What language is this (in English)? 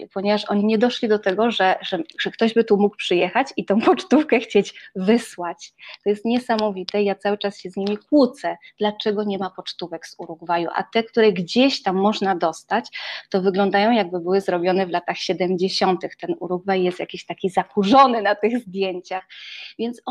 Polish